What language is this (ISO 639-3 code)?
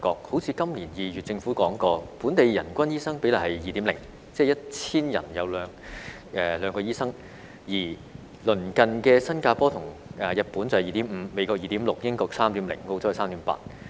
yue